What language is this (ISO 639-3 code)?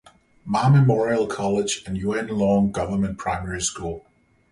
eng